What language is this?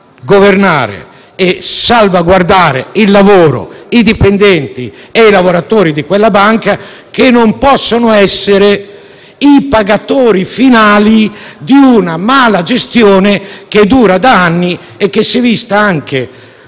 Italian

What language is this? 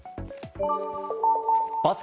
Japanese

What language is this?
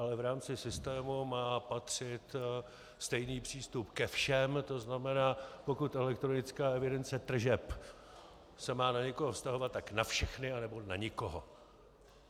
Czech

